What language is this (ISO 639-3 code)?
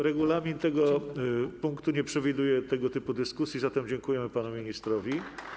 pol